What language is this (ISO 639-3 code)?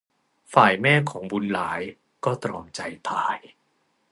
tha